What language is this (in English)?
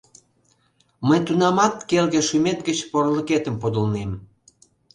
Mari